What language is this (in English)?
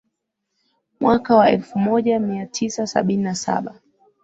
Swahili